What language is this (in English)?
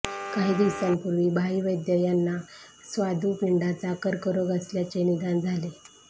Marathi